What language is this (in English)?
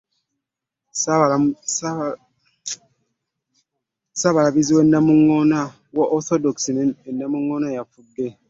Ganda